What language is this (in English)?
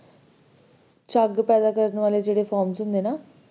Punjabi